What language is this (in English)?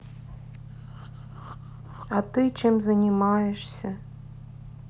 Russian